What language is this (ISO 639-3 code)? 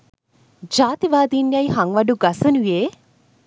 sin